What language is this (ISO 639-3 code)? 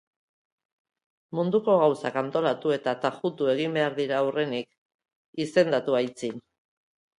eus